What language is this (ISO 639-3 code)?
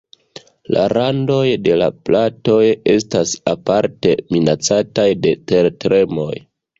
epo